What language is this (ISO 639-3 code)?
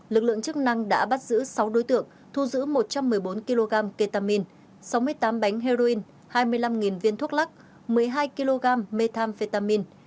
vie